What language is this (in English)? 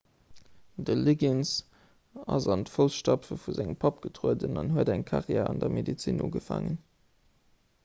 Luxembourgish